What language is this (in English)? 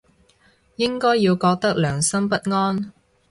Cantonese